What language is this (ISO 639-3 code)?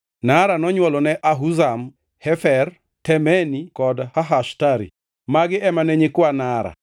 luo